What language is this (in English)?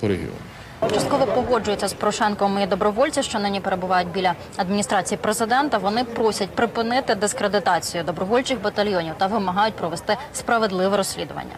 Ukrainian